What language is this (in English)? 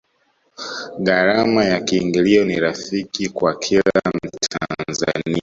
Swahili